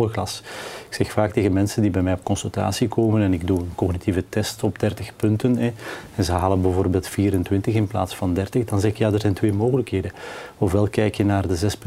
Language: Dutch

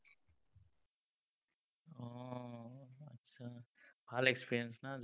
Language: Assamese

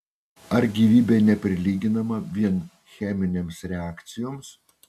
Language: Lithuanian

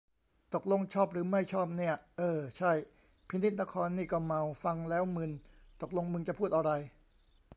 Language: Thai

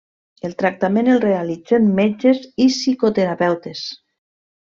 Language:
Catalan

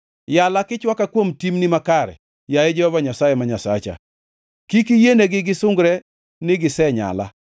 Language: Luo (Kenya and Tanzania)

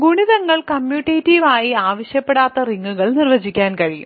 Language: Malayalam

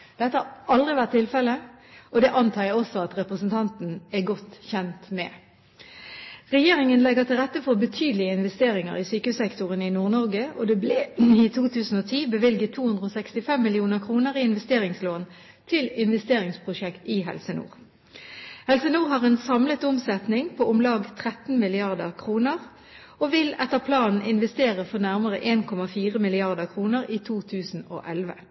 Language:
Norwegian Bokmål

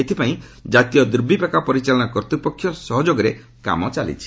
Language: Odia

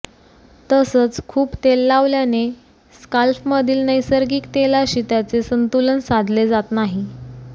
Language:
Marathi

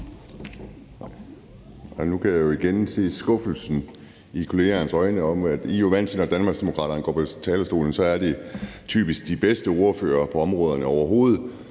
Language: Danish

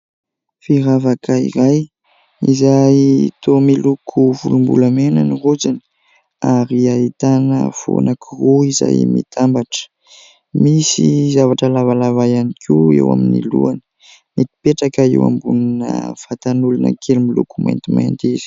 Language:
Malagasy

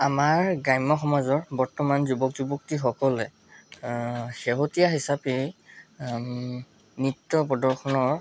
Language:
Assamese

